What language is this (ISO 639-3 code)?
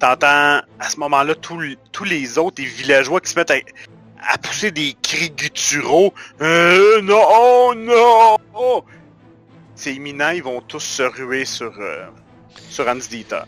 fra